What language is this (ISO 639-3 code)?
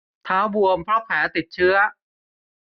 tha